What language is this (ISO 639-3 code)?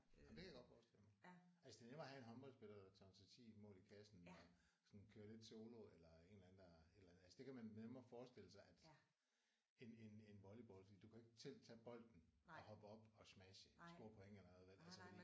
dan